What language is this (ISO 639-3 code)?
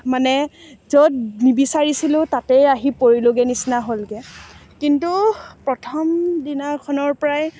asm